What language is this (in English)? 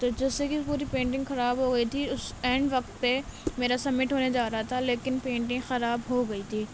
Urdu